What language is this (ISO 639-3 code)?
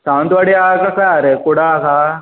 kok